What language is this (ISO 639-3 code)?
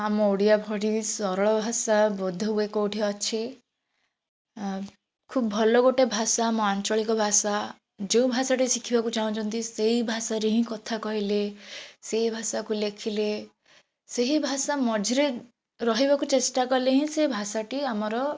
ori